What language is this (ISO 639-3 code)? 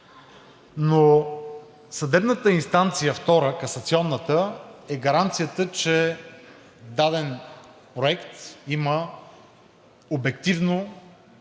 bul